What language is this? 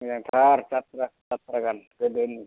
Bodo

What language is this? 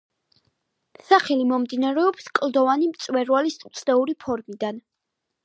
Georgian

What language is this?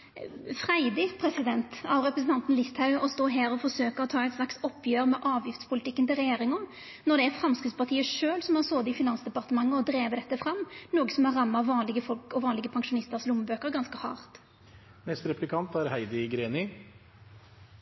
Norwegian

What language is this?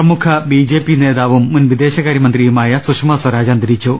Malayalam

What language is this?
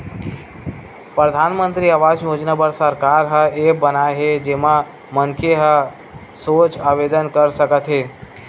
Chhattisgarhi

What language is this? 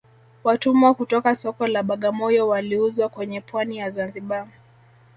Swahili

